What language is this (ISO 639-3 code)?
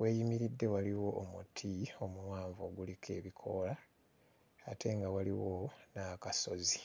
lug